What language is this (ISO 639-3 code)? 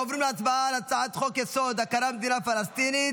heb